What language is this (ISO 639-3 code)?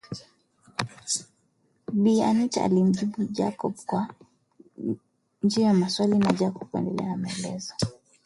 swa